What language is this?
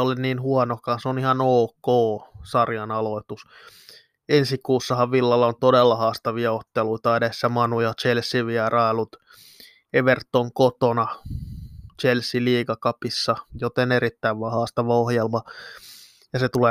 Finnish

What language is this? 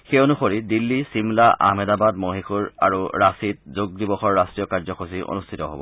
Assamese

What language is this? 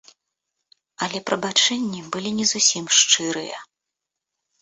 Belarusian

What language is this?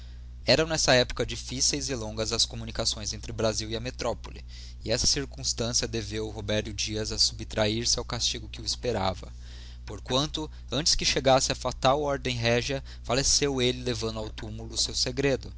Portuguese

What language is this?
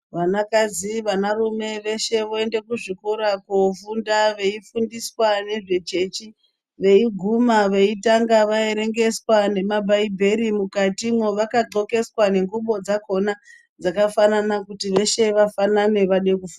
Ndau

